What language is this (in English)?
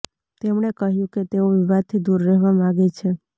Gujarati